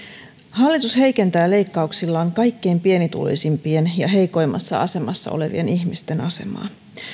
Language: Finnish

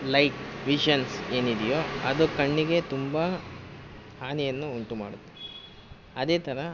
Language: Kannada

